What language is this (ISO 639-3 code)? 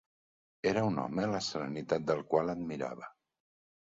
cat